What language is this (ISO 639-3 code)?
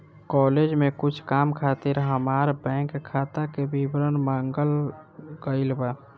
bho